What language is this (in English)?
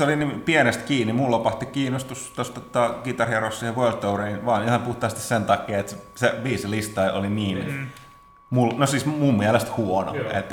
Finnish